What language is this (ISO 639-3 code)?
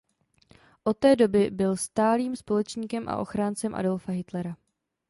ces